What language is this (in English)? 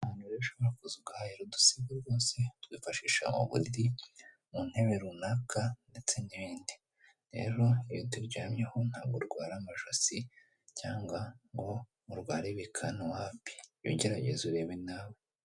Kinyarwanda